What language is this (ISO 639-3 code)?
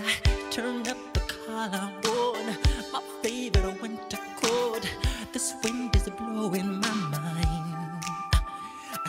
tur